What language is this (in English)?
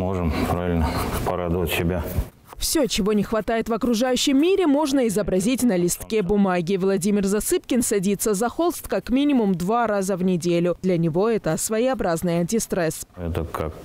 Russian